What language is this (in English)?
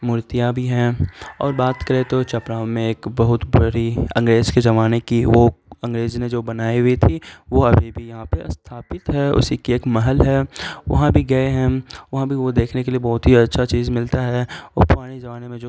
Urdu